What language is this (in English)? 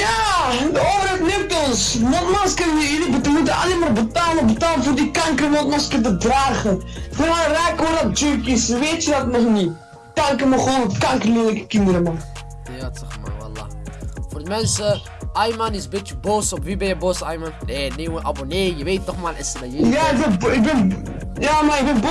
Dutch